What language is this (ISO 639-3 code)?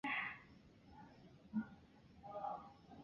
zho